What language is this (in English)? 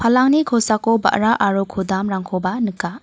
Garo